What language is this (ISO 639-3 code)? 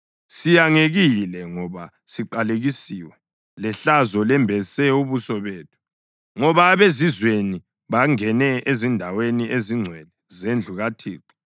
nde